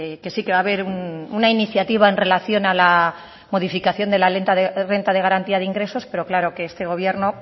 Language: Spanish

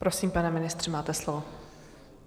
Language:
Czech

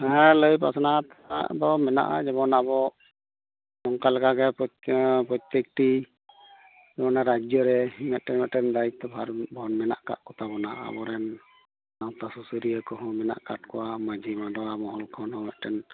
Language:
Santali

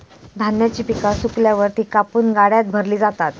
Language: Marathi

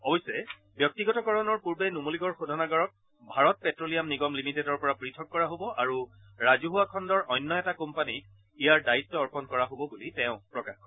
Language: Assamese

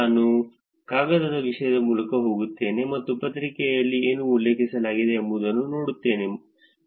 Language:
Kannada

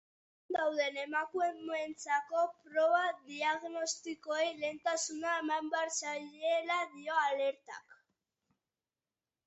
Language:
Basque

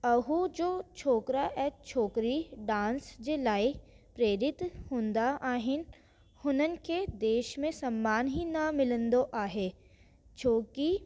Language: Sindhi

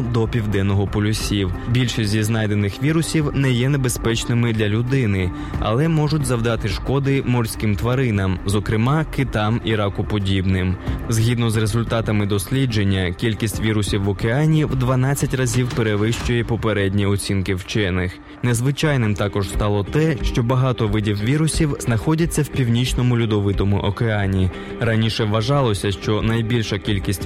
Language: Ukrainian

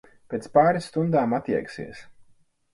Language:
Latvian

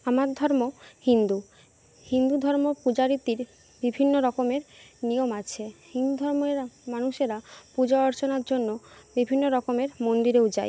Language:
Bangla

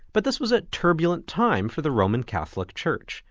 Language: English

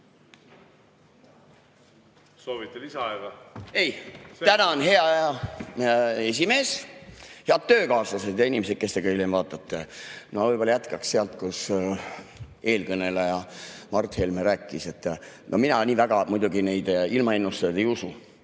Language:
Estonian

